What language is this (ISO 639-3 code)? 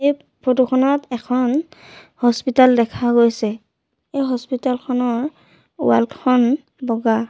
asm